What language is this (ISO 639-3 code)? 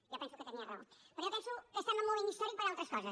cat